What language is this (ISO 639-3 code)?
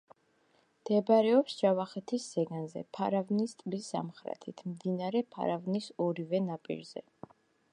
kat